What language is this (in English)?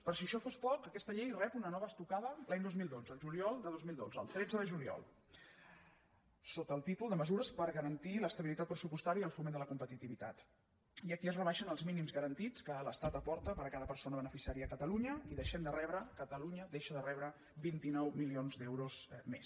Catalan